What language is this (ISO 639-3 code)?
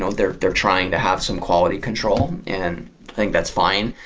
eng